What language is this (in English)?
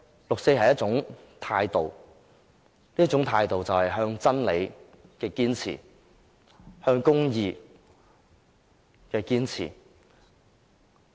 Cantonese